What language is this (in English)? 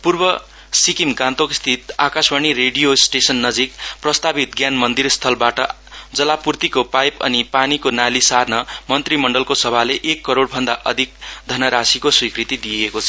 Nepali